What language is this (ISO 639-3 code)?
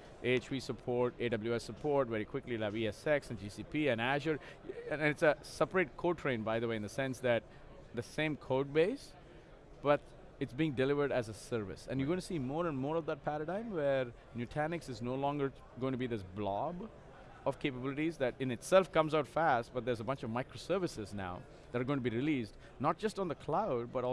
eng